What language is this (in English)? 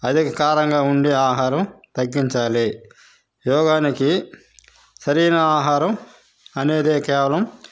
Telugu